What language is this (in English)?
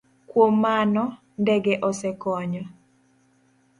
Luo (Kenya and Tanzania)